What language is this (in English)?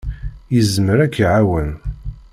Kabyle